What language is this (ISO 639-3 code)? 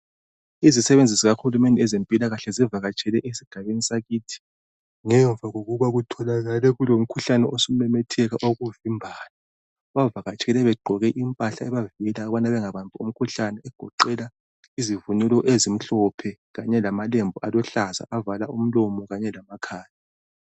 nde